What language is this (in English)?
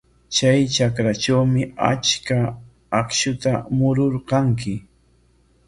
Corongo Ancash Quechua